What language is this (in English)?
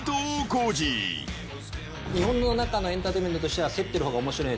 Japanese